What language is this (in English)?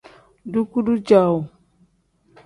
Tem